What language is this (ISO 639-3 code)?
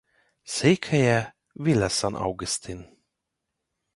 hun